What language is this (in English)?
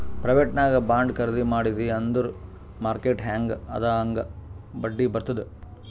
Kannada